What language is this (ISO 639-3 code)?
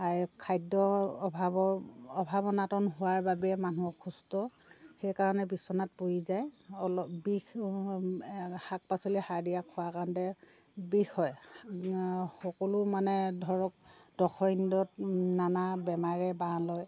asm